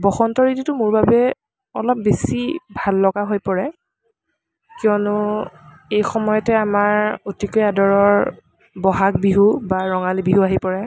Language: Assamese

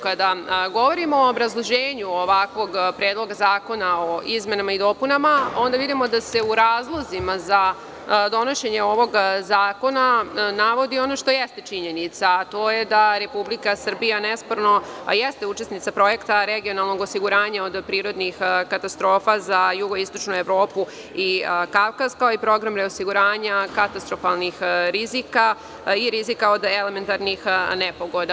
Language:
Serbian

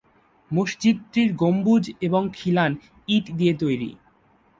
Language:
Bangla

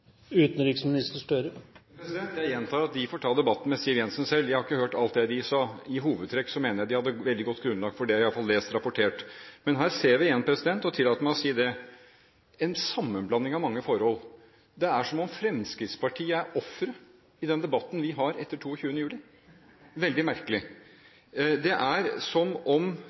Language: Norwegian Bokmål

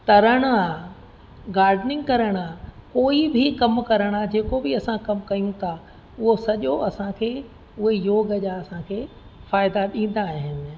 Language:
Sindhi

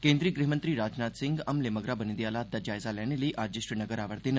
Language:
Dogri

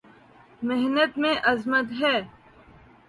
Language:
Urdu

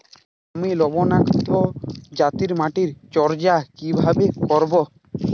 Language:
Bangla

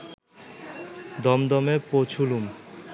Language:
Bangla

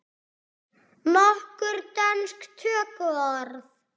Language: Icelandic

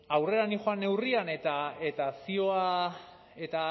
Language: Basque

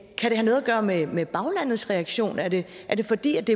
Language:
Danish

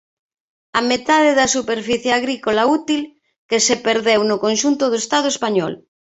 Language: Galician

